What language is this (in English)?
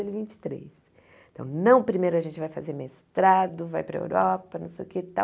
Portuguese